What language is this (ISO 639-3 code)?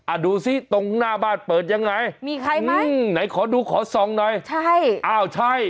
tha